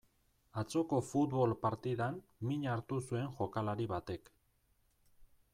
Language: Basque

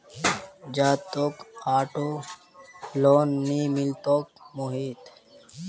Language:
Magahi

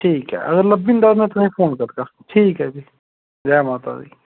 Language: Dogri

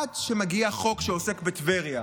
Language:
Hebrew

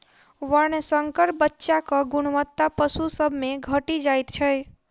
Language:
Maithili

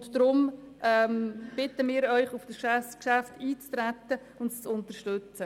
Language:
Swiss German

